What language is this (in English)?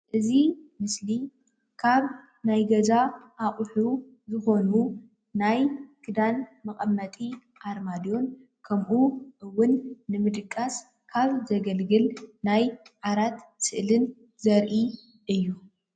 Tigrinya